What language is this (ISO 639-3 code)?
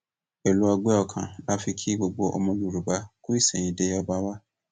yor